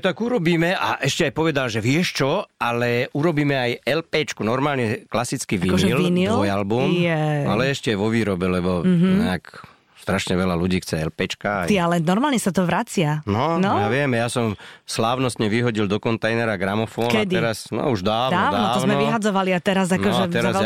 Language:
Slovak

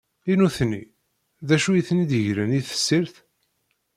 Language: Kabyle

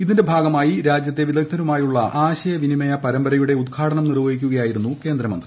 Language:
Malayalam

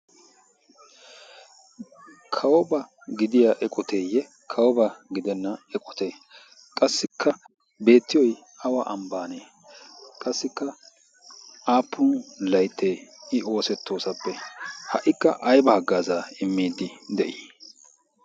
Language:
Wolaytta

